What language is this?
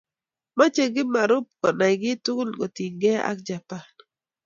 Kalenjin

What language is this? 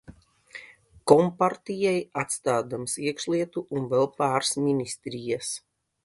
Latvian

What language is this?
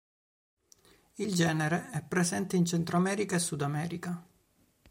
Italian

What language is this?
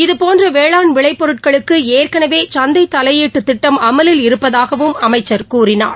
Tamil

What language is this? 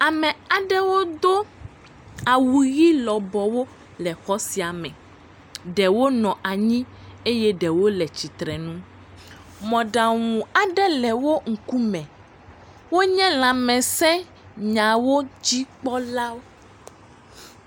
Ewe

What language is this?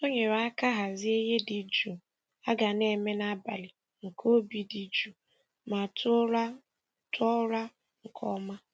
Igbo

